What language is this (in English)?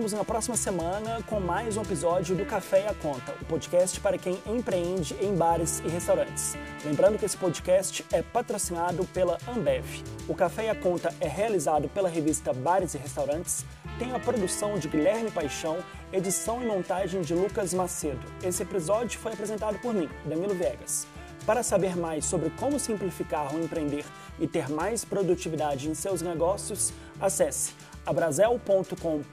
Portuguese